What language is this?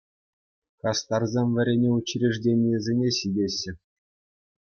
Chuvash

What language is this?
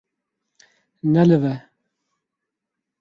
Kurdish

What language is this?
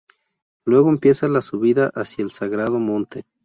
Spanish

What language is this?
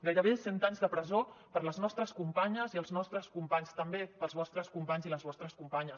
Catalan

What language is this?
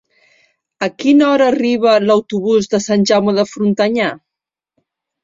Catalan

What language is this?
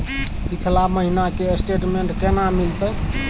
Maithili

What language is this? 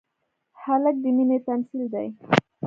Pashto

